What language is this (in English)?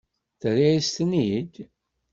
Kabyle